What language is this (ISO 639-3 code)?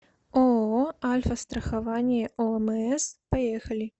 rus